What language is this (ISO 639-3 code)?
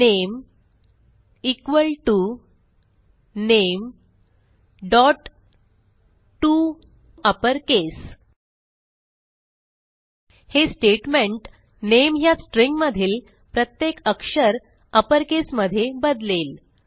mar